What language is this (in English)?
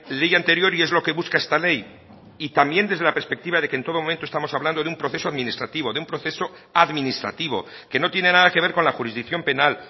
Spanish